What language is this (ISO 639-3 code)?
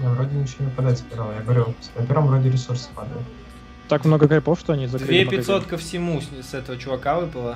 rus